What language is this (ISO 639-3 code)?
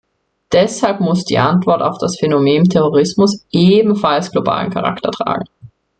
deu